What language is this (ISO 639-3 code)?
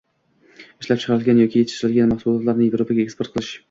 uzb